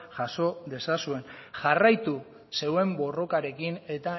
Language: Basque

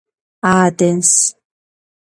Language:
Georgian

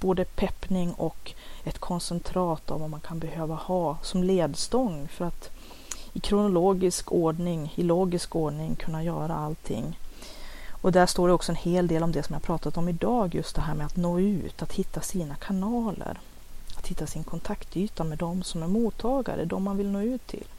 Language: Swedish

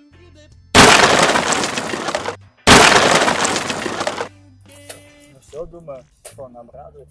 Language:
Russian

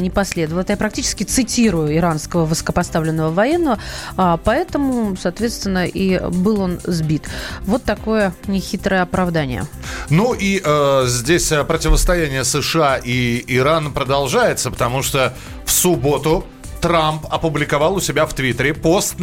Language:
Russian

